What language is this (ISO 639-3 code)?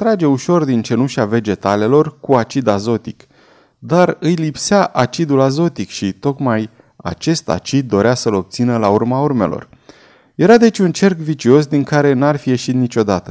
ron